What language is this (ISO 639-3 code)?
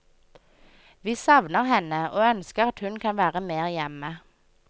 nor